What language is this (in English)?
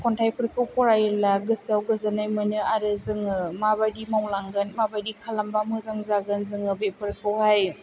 Bodo